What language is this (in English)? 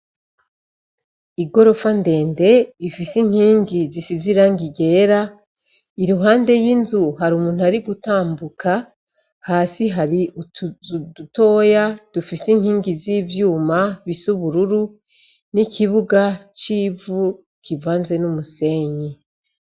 Rundi